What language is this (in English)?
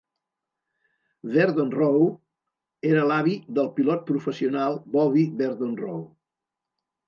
Catalan